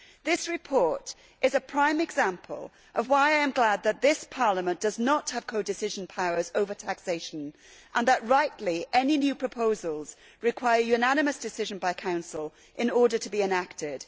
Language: English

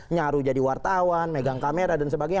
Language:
Indonesian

